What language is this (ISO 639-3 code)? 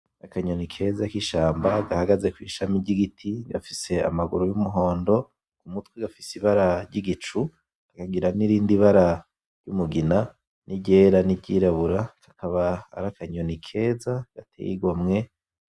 run